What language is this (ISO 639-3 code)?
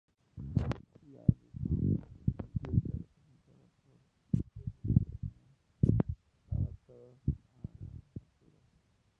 spa